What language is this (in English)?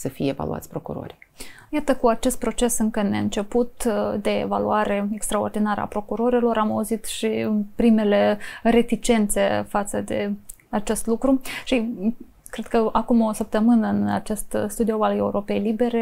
Romanian